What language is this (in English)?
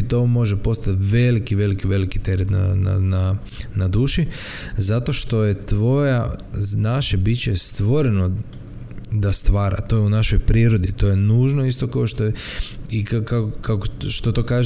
Croatian